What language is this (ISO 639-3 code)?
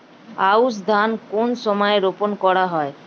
ben